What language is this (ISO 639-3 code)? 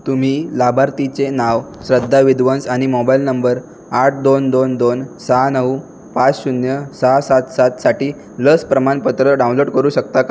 mar